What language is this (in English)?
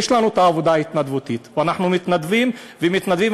Hebrew